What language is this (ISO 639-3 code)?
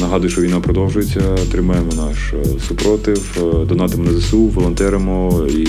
ukr